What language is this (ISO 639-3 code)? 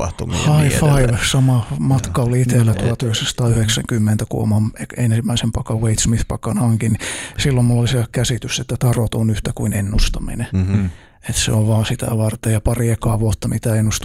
fin